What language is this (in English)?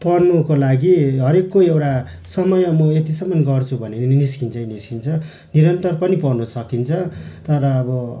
Nepali